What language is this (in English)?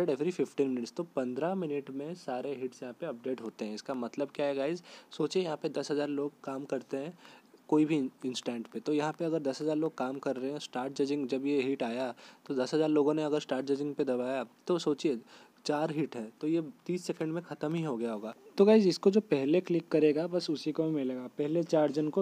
Hindi